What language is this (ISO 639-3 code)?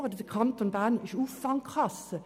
gsw